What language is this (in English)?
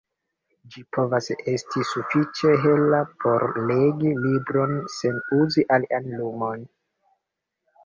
Esperanto